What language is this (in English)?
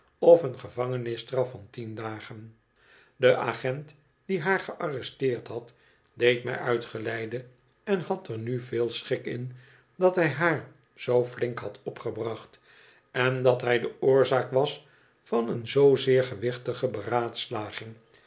Dutch